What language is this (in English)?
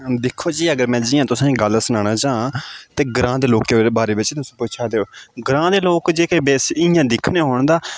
Dogri